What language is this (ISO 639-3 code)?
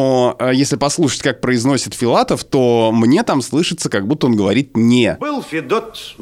rus